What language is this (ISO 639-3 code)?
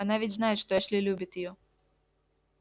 rus